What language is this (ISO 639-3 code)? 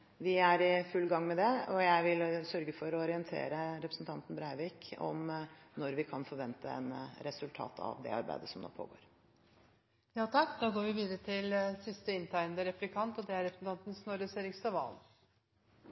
nob